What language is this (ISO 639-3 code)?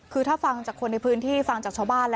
tha